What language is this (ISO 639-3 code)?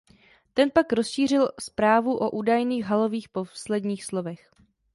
ces